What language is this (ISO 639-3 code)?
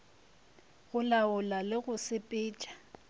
nso